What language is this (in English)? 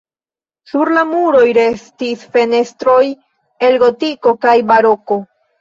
Esperanto